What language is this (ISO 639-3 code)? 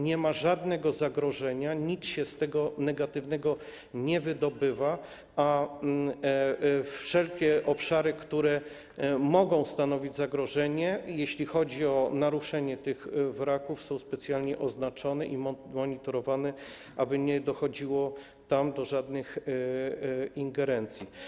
pol